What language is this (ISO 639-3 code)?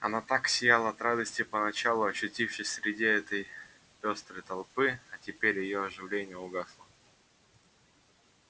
rus